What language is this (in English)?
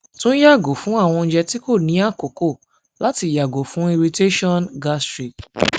Yoruba